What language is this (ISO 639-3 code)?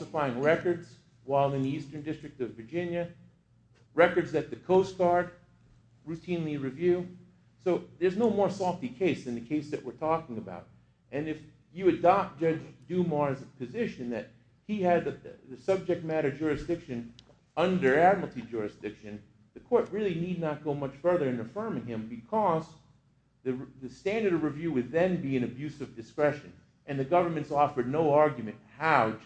eng